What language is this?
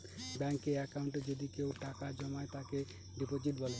Bangla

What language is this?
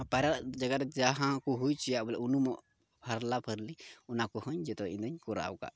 Santali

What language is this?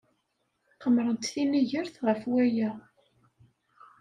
Kabyle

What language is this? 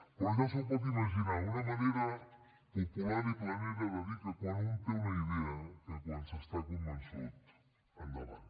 Catalan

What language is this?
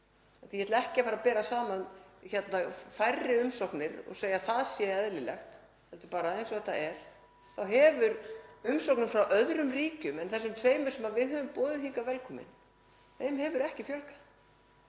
Icelandic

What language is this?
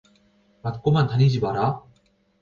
Korean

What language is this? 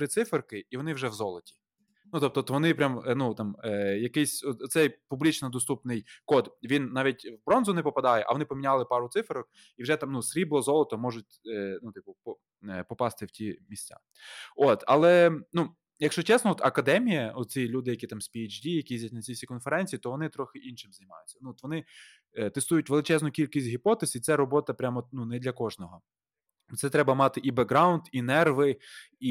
Ukrainian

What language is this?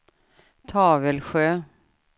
Swedish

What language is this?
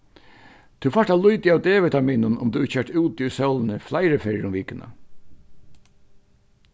Faroese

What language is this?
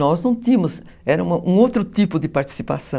Portuguese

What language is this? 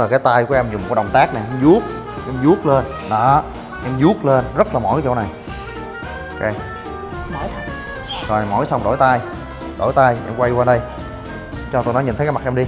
Vietnamese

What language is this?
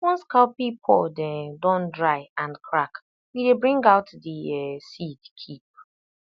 Nigerian Pidgin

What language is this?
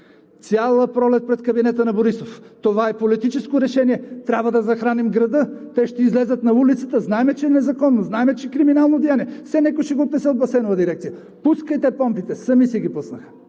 Bulgarian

